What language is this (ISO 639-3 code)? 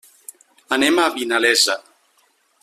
cat